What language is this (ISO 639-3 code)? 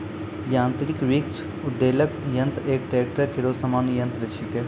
mai